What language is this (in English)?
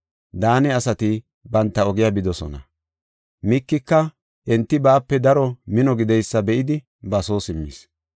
Gofa